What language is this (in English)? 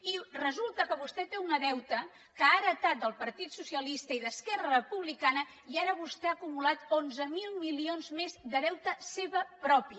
Catalan